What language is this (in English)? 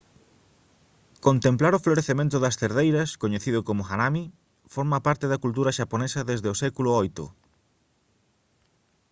Galician